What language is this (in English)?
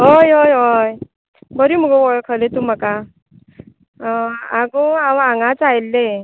Konkani